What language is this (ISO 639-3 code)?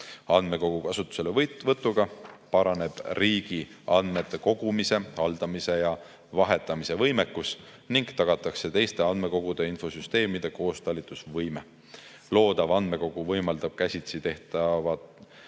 est